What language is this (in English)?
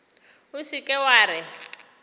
Northern Sotho